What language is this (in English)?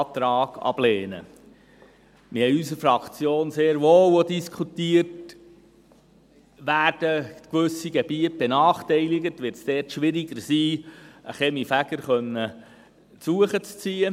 Swiss German